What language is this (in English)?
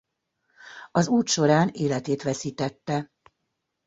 Hungarian